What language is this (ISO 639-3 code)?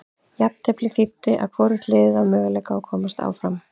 isl